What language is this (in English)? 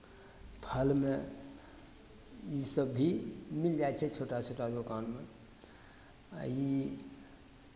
Maithili